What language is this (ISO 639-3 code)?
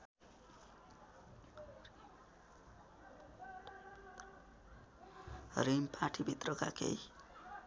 nep